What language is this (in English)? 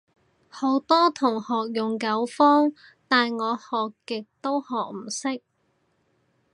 Cantonese